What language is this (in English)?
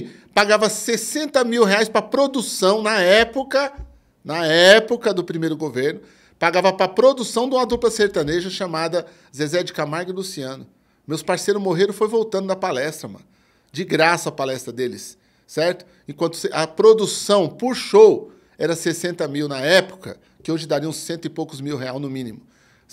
Portuguese